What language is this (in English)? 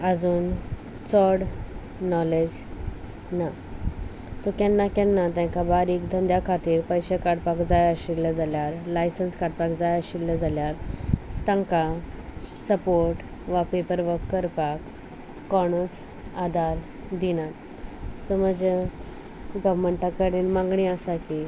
Konkani